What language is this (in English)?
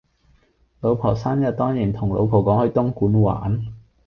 Cantonese